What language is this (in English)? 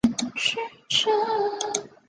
Chinese